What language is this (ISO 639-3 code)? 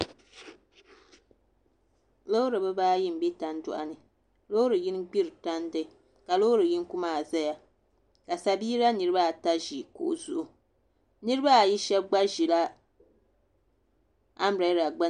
dag